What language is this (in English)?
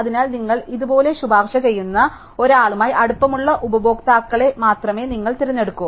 Malayalam